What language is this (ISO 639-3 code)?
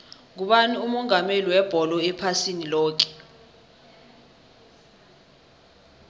nbl